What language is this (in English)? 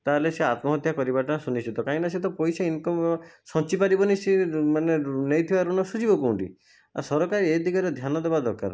Odia